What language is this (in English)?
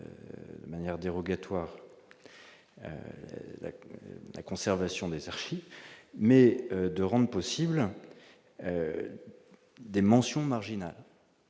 French